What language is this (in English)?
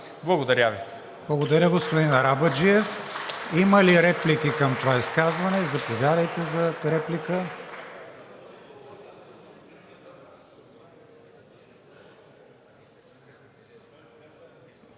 Bulgarian